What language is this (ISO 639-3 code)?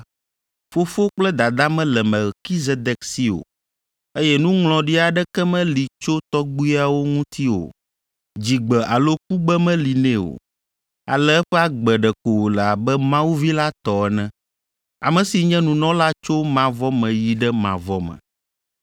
ewe